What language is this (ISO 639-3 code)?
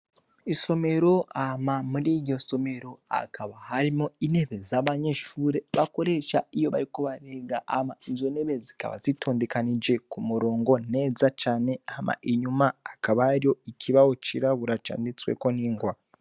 run